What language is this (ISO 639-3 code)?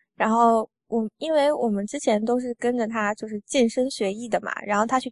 zho